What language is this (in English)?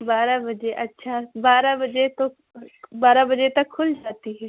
Urdu